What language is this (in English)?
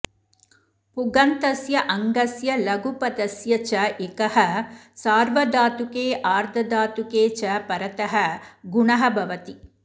Sanskrit